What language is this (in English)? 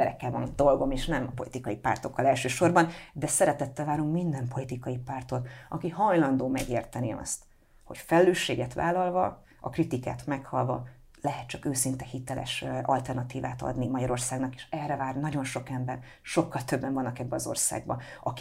Hungarian